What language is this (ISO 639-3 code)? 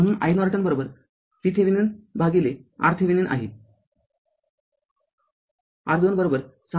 mar